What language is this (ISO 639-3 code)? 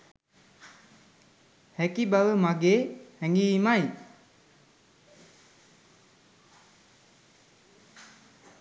sin